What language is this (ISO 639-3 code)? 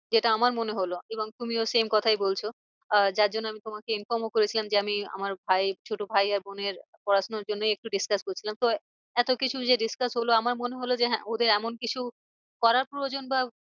ben